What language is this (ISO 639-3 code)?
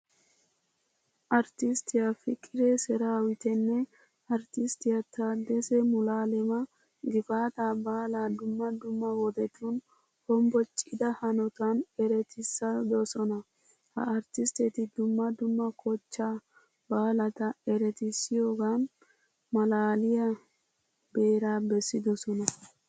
wal